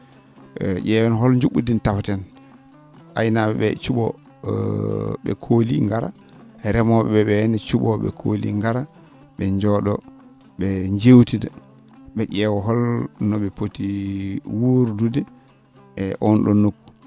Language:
Fula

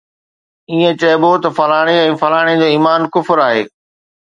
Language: Sindhi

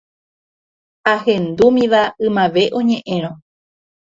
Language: Guarani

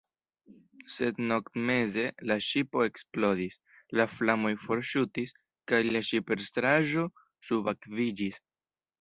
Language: Esperanto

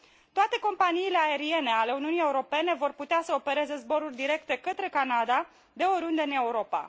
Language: Romanian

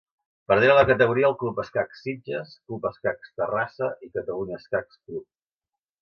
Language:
Catalan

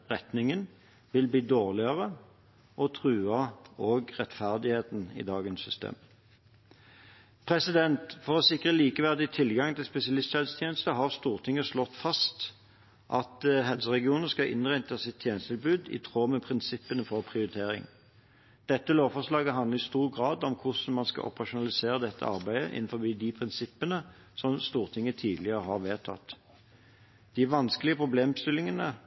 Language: Norwegian Bokmål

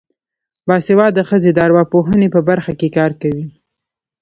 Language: Pashto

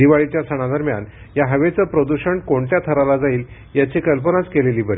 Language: Marathi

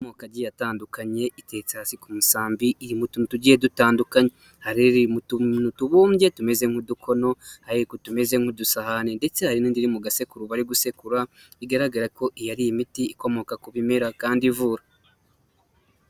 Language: Kinyarwanda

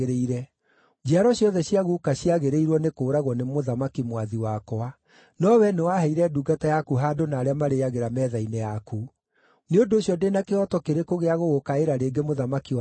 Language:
Kikuyu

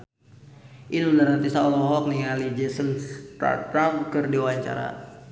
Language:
Sundanese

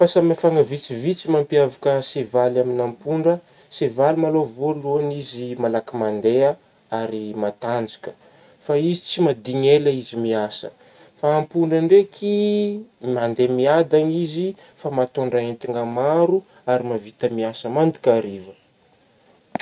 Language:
Northern Betsimisaraka Malagasy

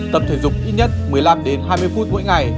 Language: Vietnamese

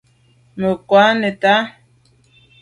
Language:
Medumba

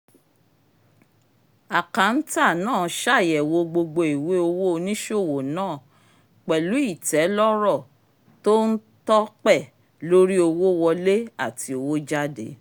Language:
Yoruba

